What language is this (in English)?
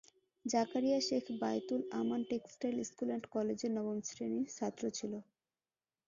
Bangla